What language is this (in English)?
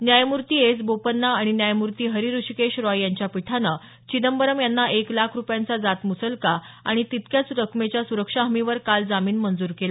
Marathi